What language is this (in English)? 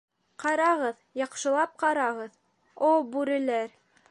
Bashkir